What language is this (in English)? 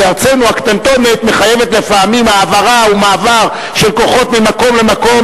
Hebrew